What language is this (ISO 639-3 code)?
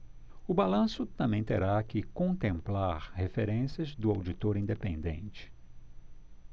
por